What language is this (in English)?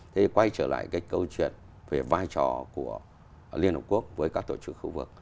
Vietnamese